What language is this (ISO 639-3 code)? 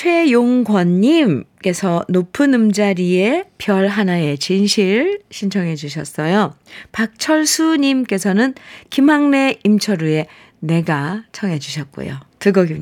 kor